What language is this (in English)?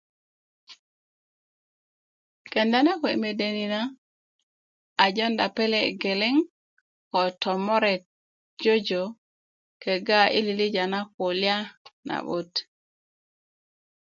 Kuku